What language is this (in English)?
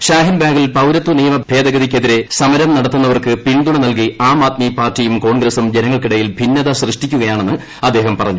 Malayalam